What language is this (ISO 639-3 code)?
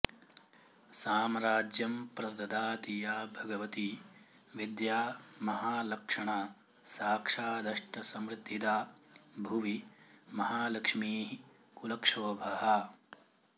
san